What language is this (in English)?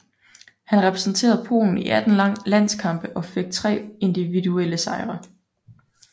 Danish